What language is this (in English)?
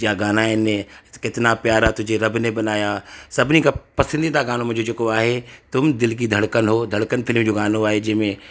Sindhi